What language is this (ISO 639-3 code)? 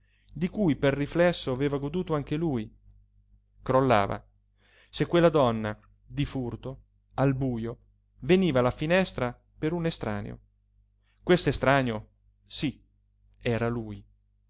ita